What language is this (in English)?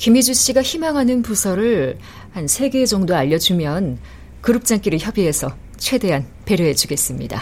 Korean